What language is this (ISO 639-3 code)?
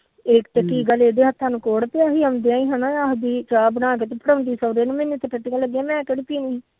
pan